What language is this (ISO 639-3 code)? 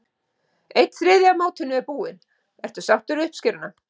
isl